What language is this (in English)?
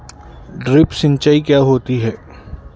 Hindi